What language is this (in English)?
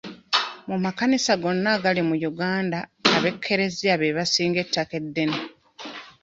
Ganda